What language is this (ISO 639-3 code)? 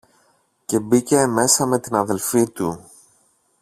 ell